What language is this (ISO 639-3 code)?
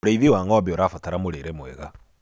kik